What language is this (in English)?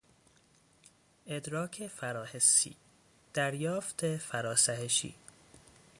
Persian